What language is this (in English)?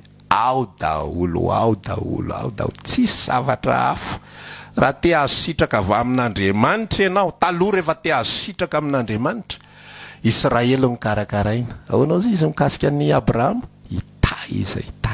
Indonesian